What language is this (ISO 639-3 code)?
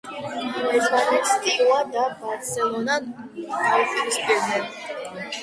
kat